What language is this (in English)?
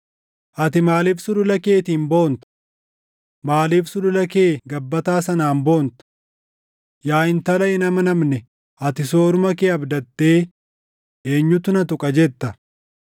Oromo